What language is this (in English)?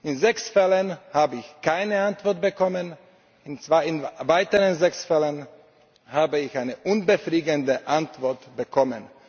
German